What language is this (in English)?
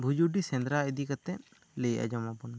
Santali